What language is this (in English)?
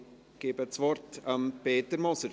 Swiss German